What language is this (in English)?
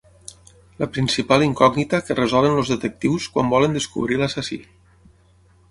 Catalan